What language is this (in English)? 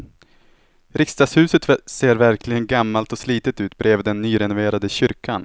Swedish